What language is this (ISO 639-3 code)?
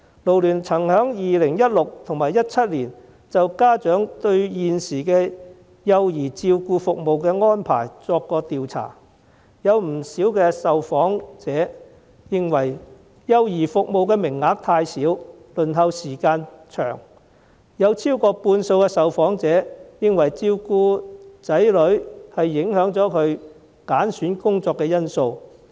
yue